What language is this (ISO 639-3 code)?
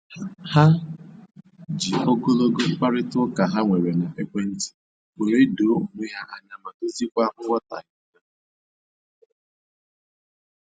ibo